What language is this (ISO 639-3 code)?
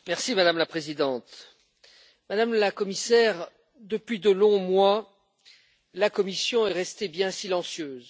fra